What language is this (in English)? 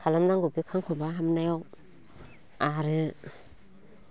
Bodo